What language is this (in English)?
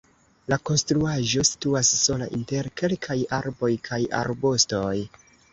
Esperanto